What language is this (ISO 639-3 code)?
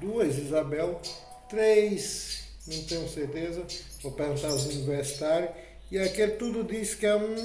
por